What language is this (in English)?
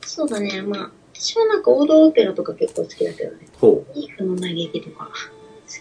Japanese